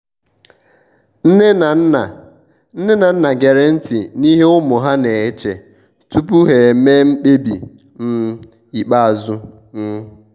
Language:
Igbo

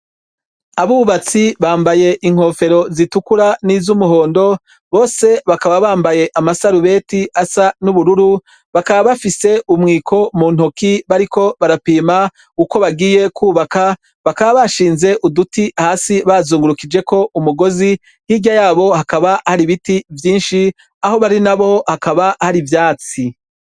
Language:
Rundi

